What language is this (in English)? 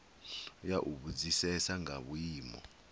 Venda